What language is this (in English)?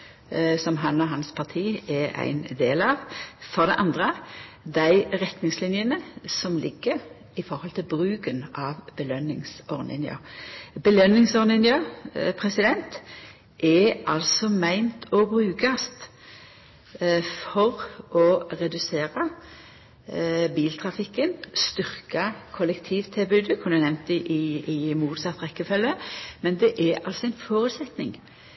Norwegian Nynorsk